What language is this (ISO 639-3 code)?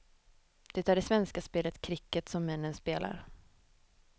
swe